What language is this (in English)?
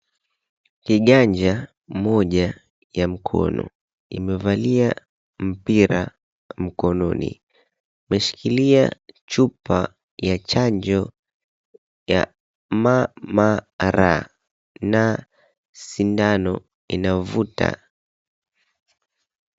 Swahili